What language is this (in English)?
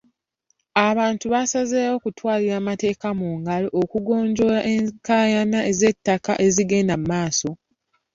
Ganda